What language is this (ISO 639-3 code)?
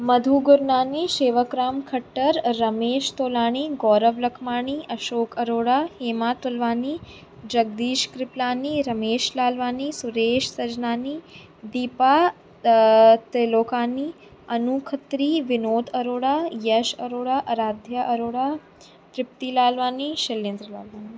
snd